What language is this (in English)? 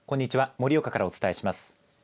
Japanese